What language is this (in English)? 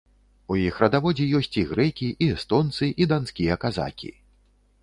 Belarusian